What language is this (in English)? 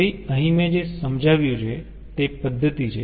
Gujarati